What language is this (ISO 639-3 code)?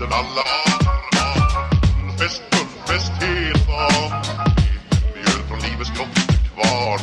fra